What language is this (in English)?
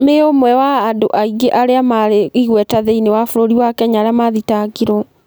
Kikuyu